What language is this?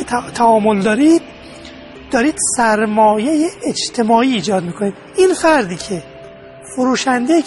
Persian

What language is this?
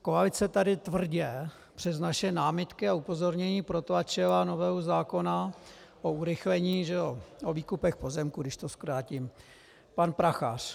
Czech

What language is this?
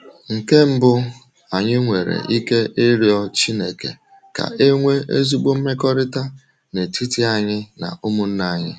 Igbo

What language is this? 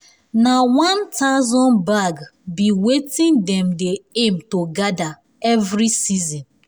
Nigerian Pidgin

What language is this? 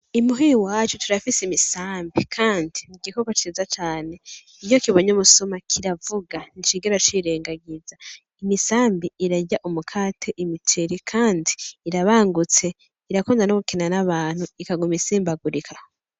Rundi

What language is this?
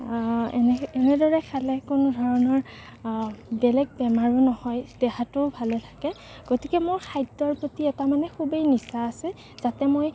Assamese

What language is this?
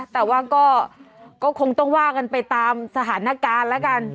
Thai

